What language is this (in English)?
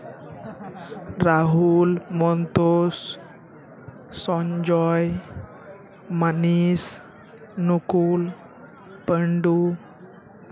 Santali